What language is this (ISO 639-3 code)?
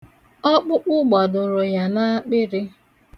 ibo